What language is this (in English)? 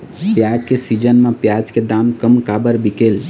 Chhattisgarhi